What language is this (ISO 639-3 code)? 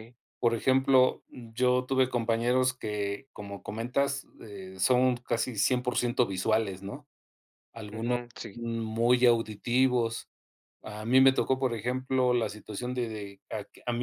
spa